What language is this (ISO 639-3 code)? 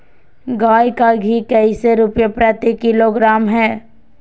mag